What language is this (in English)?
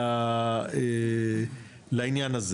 Hebrew